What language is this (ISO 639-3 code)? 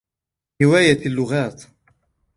ara